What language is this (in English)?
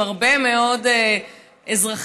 Hebrew